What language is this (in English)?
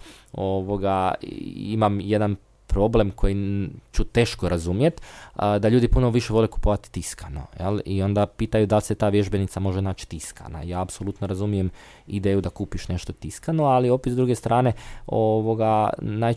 Croatian